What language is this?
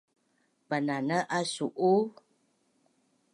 Bunun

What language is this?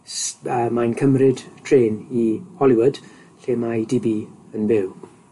Welsh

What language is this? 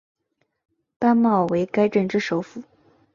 Chinese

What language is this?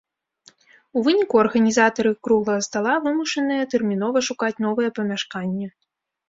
Belarusian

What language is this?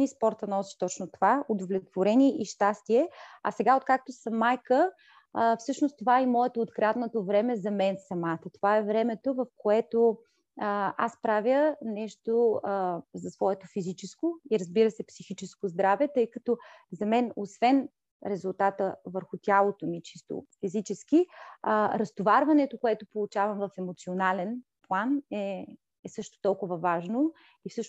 Bulgarian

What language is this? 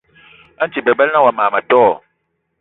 Eton (Cameroon)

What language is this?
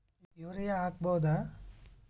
Kannada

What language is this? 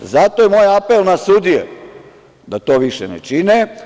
Serbian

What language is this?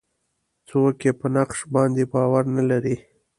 Pashto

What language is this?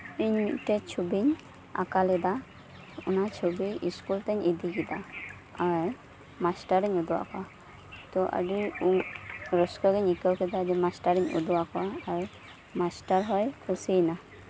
Santali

